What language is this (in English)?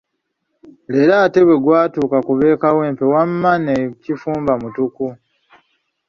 Ganda